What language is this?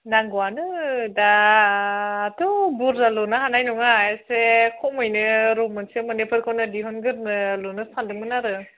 Bodo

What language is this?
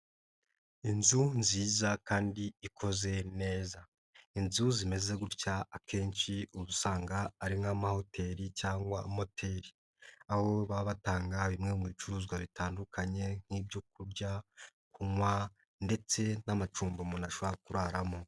Kinyarwanda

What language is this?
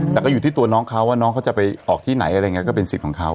Thai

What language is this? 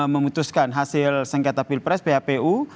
Indonesian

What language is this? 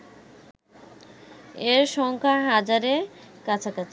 Bangla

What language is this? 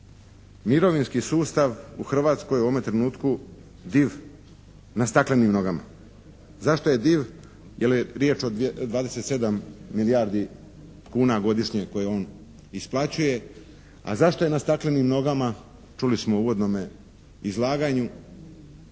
Croatian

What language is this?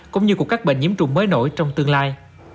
Vietnamese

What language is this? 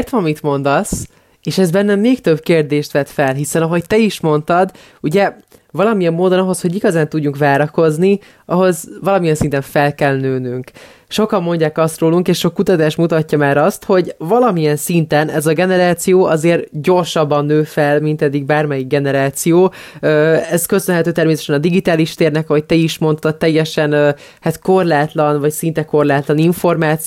Hungarian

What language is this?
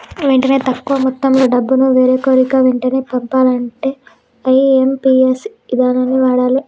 Telugu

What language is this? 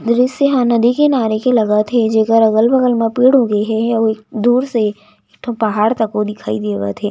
Chhattisgarhi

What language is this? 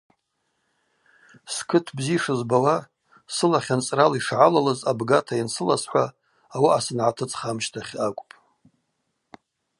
Abaza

